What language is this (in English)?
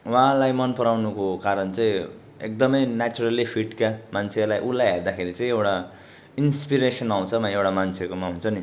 Nepali